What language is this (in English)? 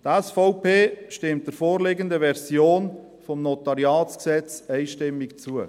Swiss German